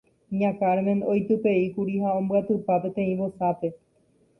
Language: Guarani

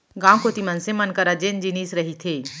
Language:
Chhattisgarhi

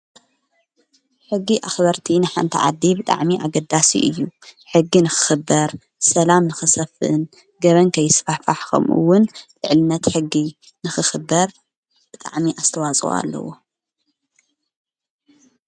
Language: Tigrinya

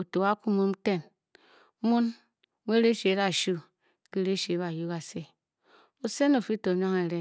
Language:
Bokyi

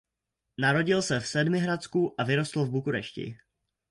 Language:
Czech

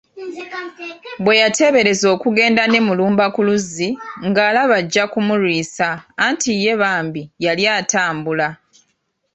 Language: Ganda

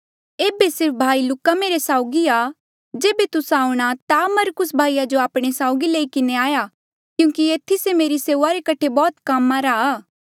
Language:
Mandeali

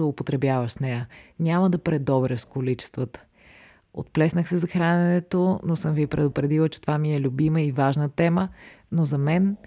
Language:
Bulgarian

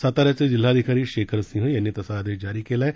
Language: Marathi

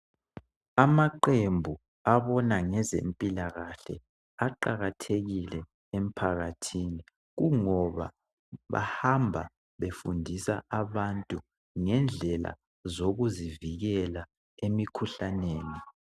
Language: North Ndebele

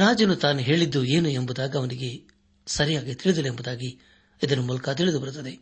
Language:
Kannada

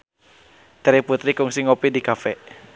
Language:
Sundanese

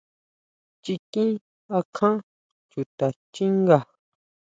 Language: Huautla Mazatec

